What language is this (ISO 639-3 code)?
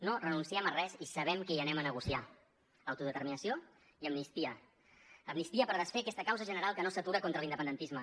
cat